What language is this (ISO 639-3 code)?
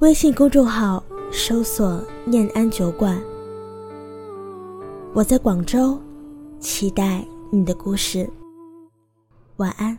zho